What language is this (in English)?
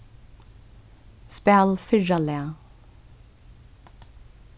Faroese